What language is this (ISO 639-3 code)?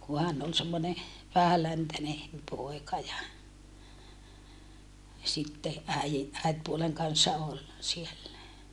fin